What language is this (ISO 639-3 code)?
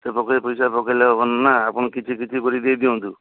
ori